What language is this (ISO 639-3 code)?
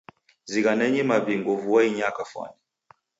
dav